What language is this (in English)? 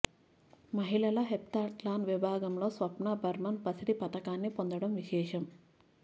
Telugu